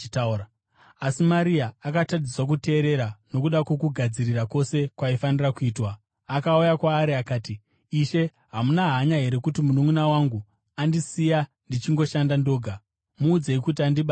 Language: Shona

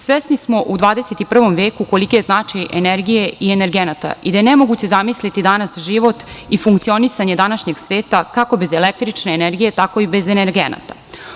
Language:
Serbian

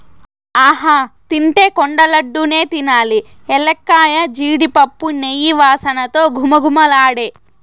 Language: Telugu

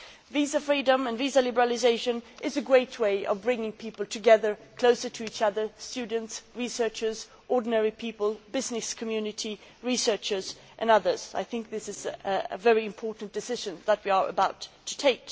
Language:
English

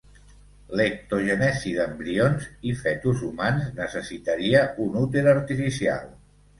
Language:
Catalan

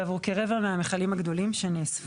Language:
Hebrew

